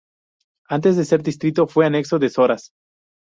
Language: Spanish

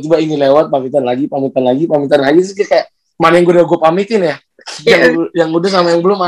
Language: Indonesian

